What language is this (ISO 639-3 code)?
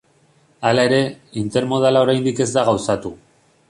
eus